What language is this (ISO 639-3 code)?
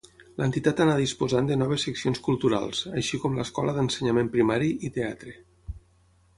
cat